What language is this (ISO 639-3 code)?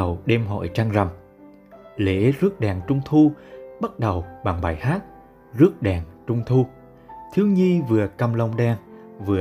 vie